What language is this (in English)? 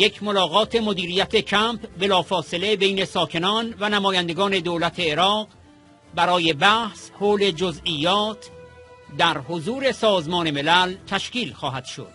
Persian